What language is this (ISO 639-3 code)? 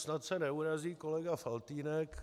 ces